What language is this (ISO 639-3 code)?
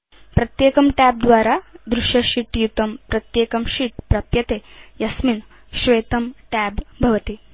san